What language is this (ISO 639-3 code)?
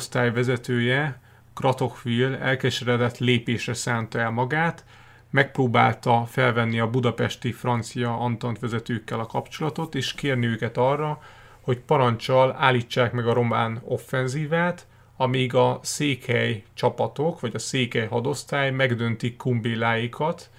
hun